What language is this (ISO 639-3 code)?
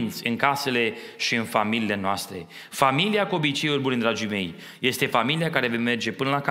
ron